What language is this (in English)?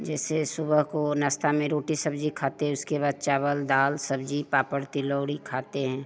Hindi